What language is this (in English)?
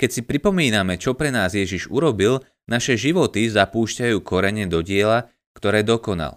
Slovak